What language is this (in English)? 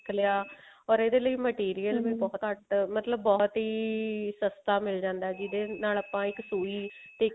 Punjabi